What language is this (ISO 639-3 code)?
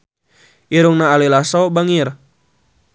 sun